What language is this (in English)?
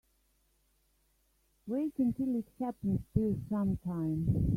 English